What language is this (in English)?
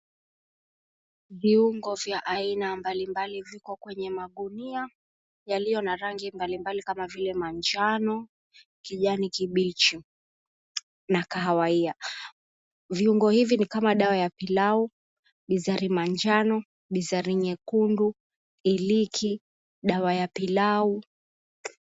Swahili